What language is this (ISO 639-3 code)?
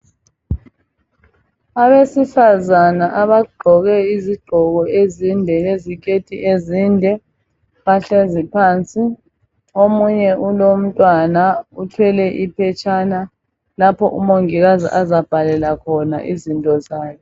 nde